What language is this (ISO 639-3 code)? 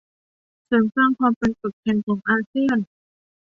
tha